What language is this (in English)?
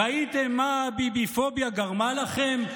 Hebrew